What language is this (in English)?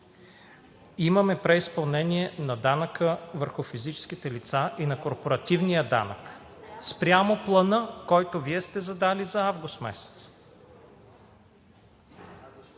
Bulgarian